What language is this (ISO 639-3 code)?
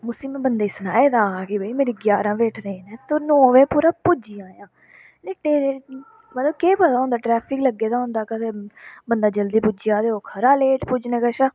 doi